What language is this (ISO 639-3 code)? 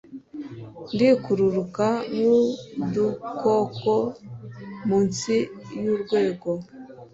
kin